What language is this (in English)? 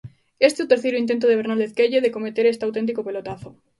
Galician